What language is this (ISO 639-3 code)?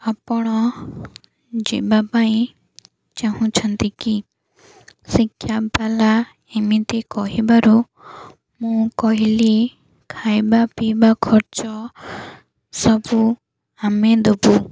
ori